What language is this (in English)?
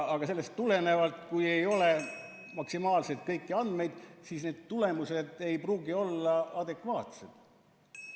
Estonian